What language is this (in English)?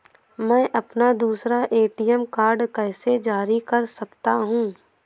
Hindi